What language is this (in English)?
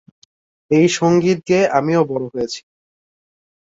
Bangla